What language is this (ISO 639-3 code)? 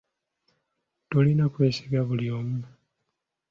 lug